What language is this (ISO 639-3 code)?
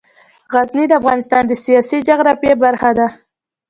pus